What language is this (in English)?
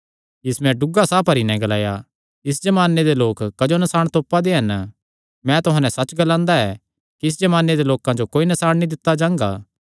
Kangri